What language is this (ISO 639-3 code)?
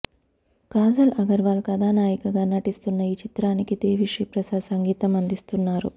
tel